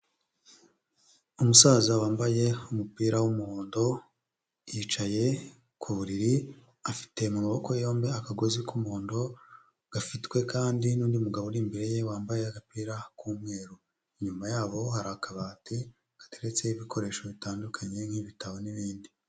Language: Kinyarwanda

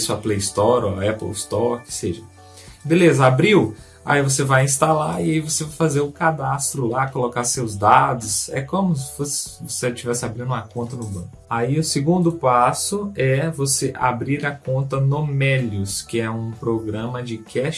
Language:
Portuguese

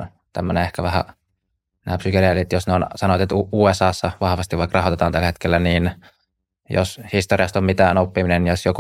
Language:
Finnish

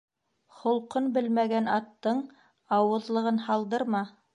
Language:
Bashkir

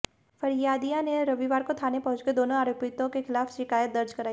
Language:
Hindi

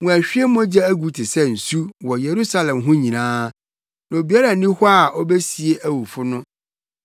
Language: Akan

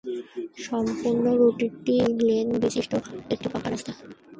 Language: Bangla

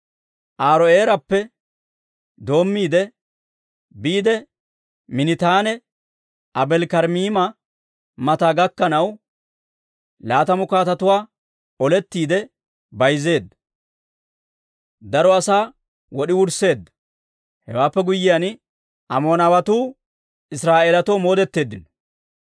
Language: Dawro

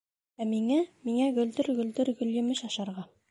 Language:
Bashkir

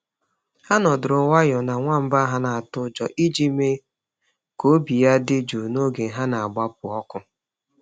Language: Igbo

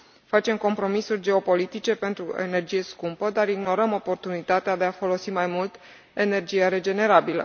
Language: Romanian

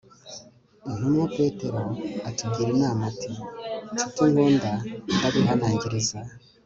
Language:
Kinyarwanda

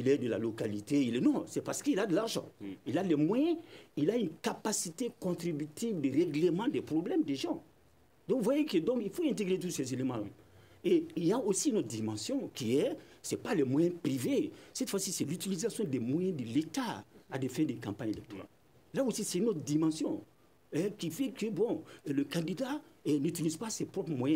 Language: French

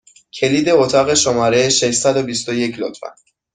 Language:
Persian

